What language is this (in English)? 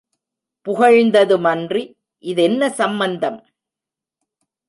Tamil